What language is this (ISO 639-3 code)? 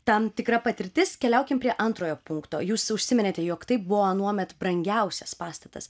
lit